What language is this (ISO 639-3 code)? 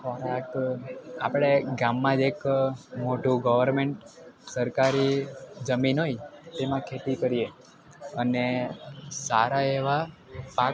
guj